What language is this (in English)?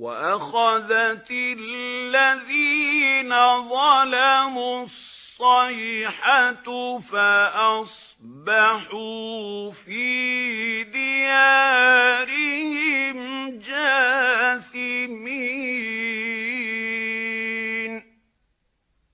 Arabic